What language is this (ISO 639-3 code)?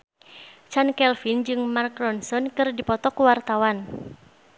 sun